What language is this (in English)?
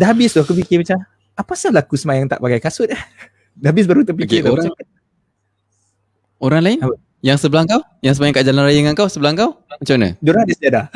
Malay